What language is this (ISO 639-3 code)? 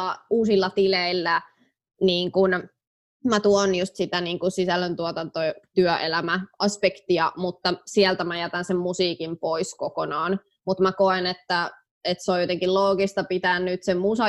fin